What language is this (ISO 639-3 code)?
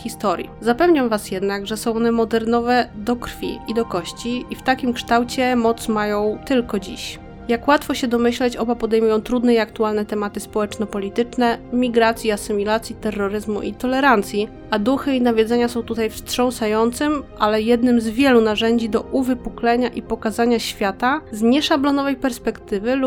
pol